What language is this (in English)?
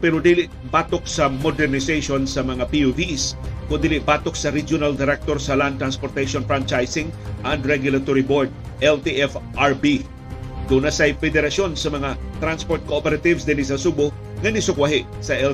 Filipino